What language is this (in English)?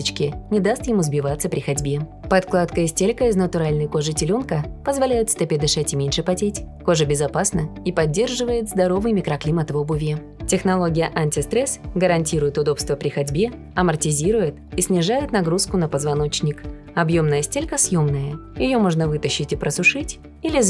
Russian